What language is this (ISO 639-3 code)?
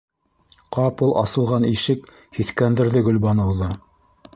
bak